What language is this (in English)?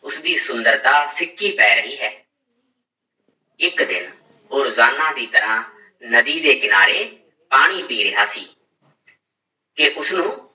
Punjabi